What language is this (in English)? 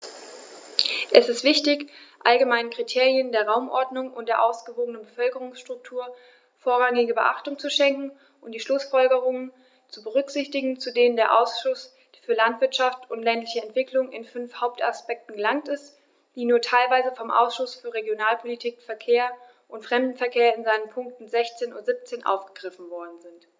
German